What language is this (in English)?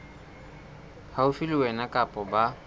Southern Sotho